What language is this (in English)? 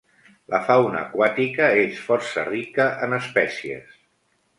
Catalan